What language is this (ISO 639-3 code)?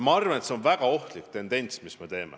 est